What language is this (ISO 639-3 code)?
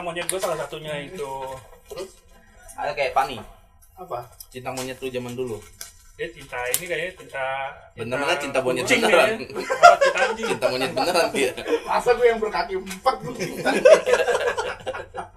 ind